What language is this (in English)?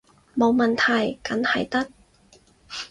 Cantonese